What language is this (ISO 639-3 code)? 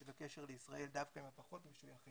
heb